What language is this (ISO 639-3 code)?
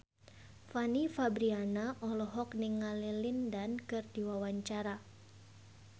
sun